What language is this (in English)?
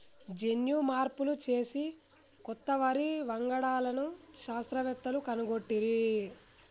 Telugu